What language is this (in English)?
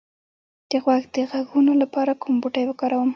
Pashto